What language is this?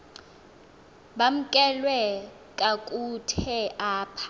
Xhosa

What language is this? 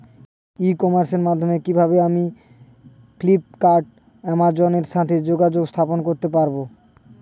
Bangla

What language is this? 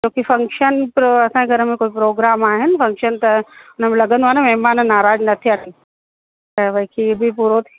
Sindhi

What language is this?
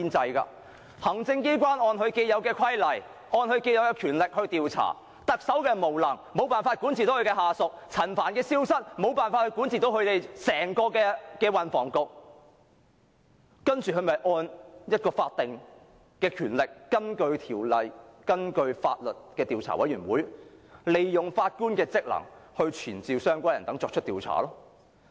Cantonese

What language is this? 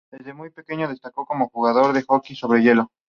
Spanish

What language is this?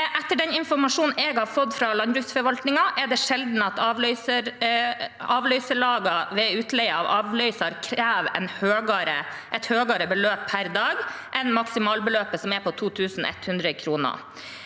Norwegian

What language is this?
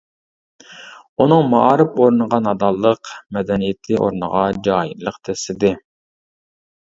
Uyghur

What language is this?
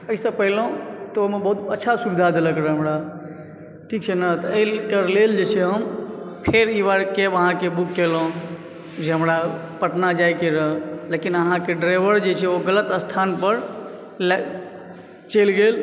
Maithili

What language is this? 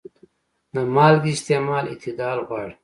Pashto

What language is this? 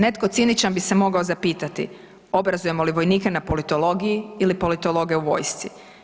Croatian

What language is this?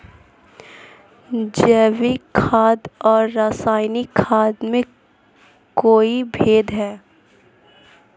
Hindi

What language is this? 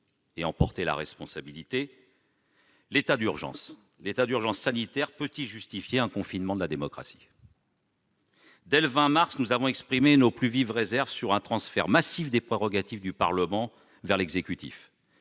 French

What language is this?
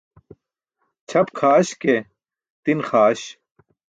Burushaski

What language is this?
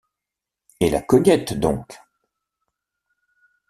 French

